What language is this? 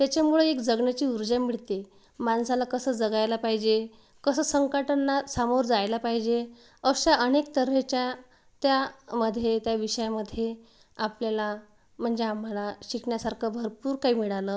Marathi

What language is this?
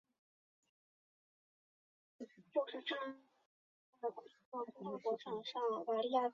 Chinese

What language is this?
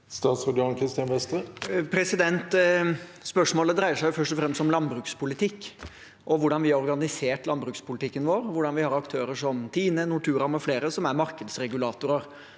Norwegian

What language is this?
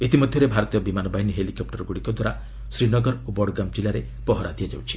Odia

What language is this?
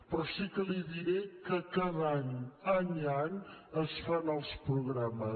Catalan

